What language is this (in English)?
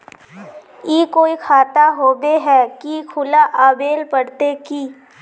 Magahi